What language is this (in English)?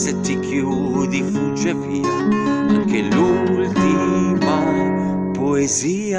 Italian